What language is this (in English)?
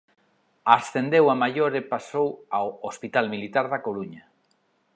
Galician